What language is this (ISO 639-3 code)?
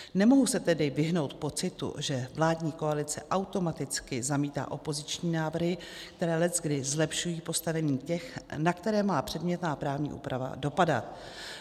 ces